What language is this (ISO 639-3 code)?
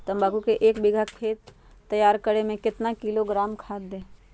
mag